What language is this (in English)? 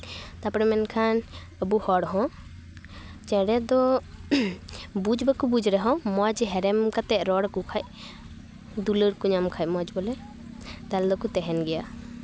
Santali